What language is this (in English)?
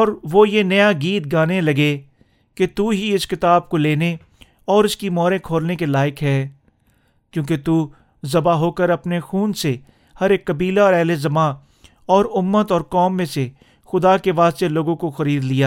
Urdu